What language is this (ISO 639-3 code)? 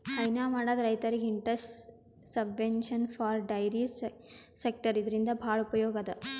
kan